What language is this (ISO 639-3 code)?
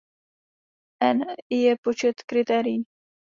ces